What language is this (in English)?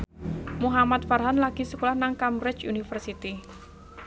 Javanese